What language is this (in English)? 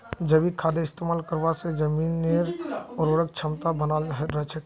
Magahi